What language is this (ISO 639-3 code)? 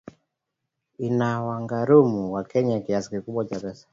swa